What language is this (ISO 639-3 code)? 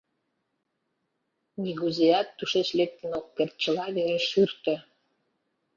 chm